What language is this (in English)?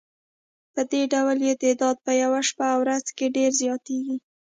Pashto